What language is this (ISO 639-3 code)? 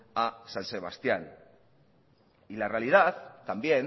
spa